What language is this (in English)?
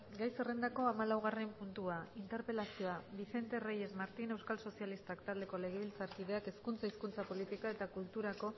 Basque